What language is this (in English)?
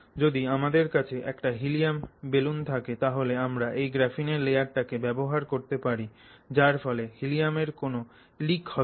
Bangla